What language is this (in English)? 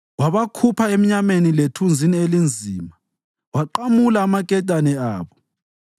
North Ndebele